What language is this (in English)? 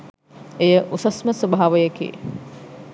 Sinhala